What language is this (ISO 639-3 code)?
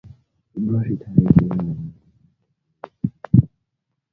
swa